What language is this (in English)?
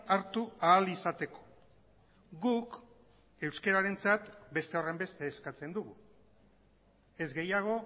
Basque